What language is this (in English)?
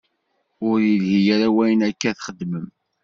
Kabyle